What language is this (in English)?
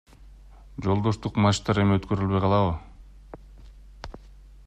Kyrgyz